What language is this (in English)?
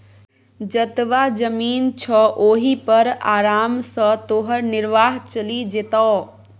Maithili